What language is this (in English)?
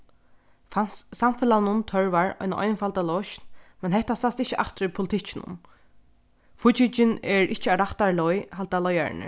Faroese